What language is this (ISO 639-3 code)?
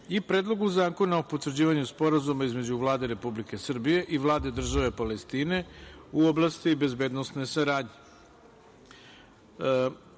srp